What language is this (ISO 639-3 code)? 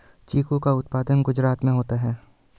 hin